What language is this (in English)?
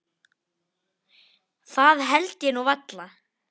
Icelandic